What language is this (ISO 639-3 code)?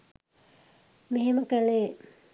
sin